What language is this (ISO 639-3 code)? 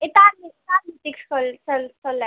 doi